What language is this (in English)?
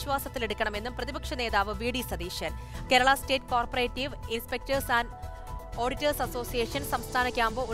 Hindi